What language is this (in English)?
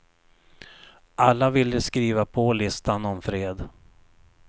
Swedish